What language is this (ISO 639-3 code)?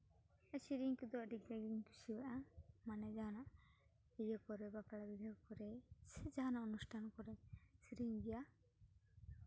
sat